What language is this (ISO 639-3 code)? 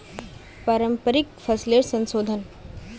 mag